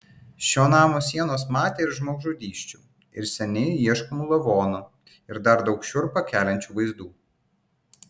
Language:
Lithuanian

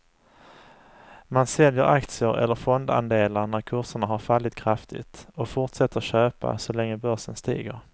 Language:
Swedish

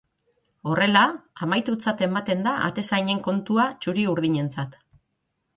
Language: Basque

